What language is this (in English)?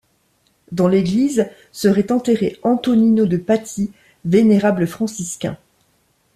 French